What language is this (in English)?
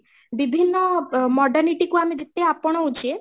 Odia